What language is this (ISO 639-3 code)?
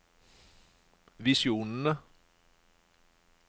nor